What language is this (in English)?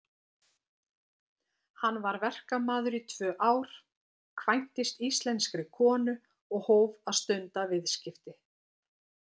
Icelandic